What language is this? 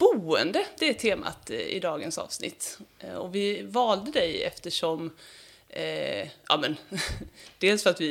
Swedish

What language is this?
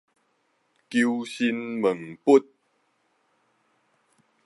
Min Nan Chinese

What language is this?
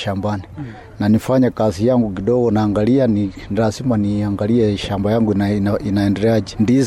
Swahili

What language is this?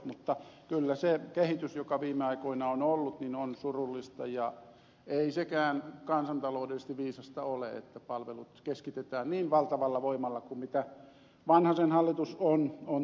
Finnish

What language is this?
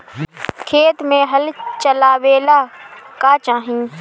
Bhojpuri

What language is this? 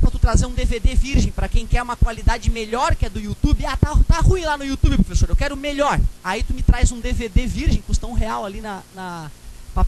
Portuguese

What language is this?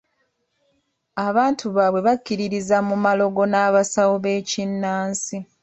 Ganda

